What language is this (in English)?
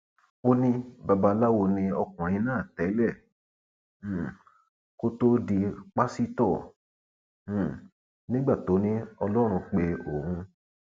Yoruba